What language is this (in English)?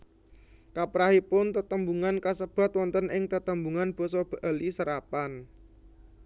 Javanese